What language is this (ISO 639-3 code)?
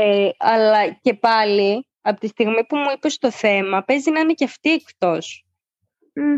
ell